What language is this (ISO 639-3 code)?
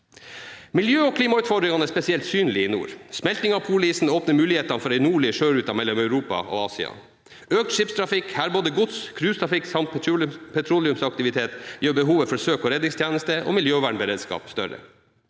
nor